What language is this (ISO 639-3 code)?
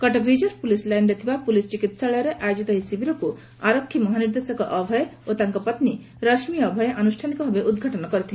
ori